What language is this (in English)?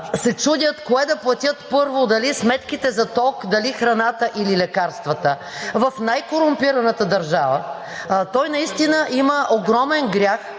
Bulgarian